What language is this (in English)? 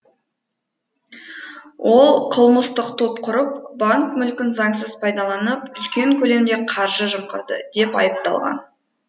Kazakh